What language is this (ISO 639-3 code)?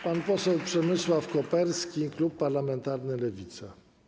pol